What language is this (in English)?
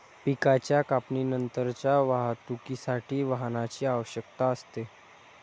Marathi